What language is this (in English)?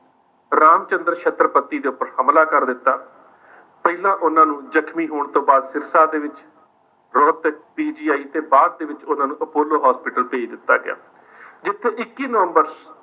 Punjabi